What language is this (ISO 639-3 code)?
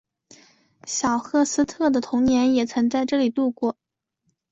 zho